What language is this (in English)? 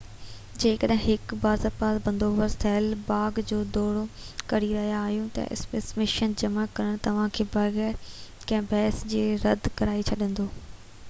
Sindhi